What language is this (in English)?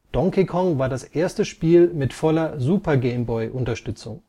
German